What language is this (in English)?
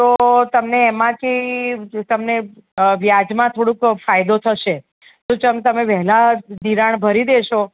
Gujarati